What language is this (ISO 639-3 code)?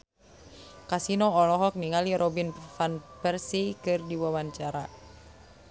sun